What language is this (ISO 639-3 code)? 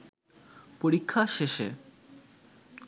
ben